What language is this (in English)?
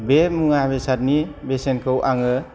Bodo